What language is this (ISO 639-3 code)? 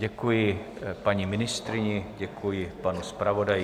ces